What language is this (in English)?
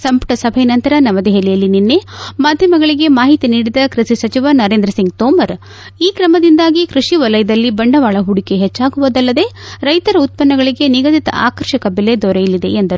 Kannada